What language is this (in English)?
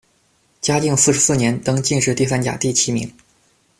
Chinese